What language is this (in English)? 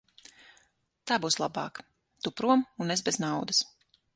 Latvian